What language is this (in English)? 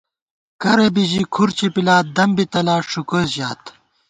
Gawar-Bati